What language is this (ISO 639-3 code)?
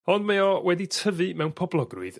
cym